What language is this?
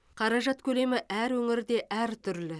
Kazakh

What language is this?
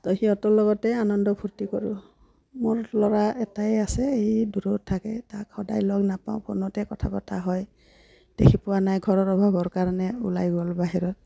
Assamese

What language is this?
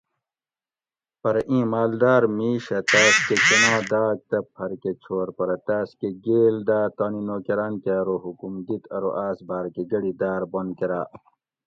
Gawri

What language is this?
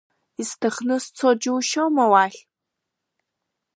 Abkhazian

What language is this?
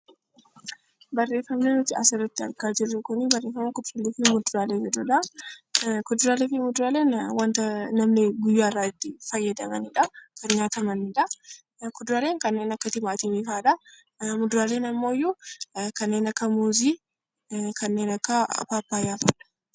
Oromo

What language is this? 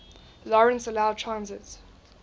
English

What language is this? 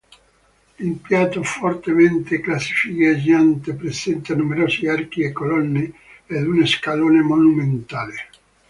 Italian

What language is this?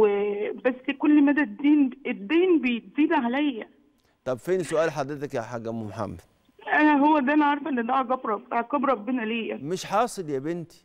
Arabic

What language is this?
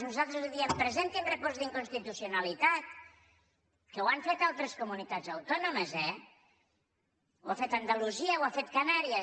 Catalan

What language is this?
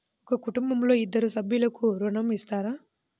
Telugu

